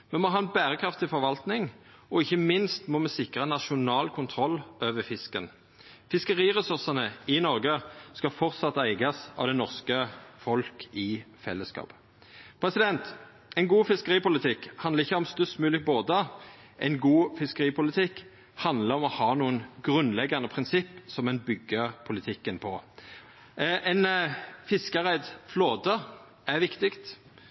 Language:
Norwegian Nynorsk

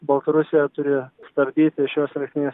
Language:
Lithuanian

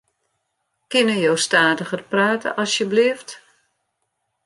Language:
Western Frisian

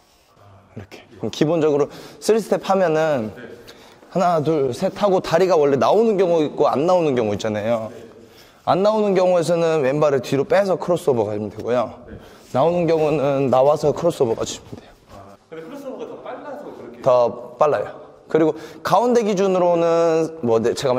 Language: Korean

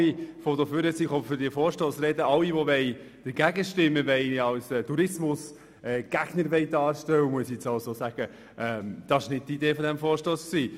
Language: Swiss German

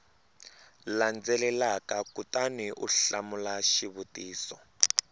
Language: Tsonga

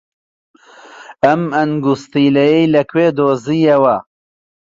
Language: Central Kurdish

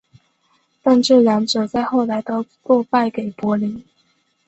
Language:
Chinese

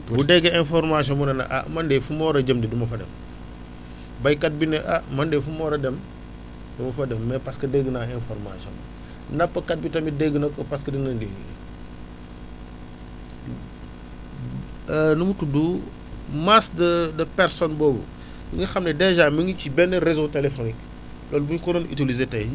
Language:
Wolof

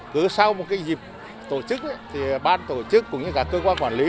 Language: Vietnamese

